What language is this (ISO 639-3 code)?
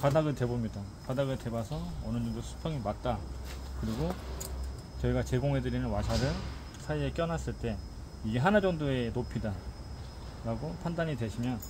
kor